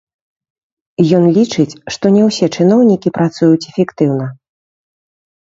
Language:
Belarusian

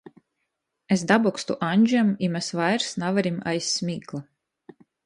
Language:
Latgalian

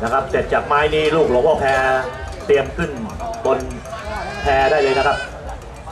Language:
Thai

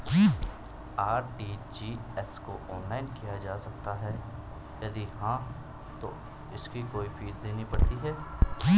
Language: Hindi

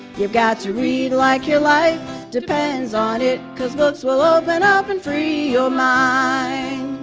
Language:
English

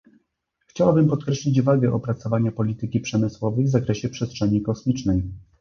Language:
Polish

